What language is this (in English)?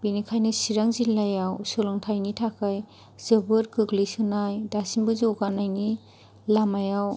Bodo